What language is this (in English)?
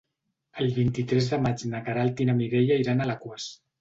Catalan